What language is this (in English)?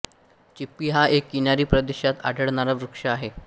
Marathi